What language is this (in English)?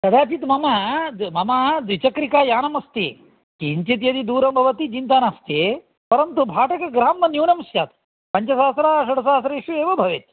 Sanskrit